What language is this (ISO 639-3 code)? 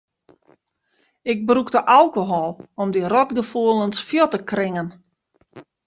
fry